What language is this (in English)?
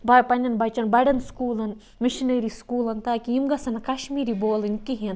Kashmiri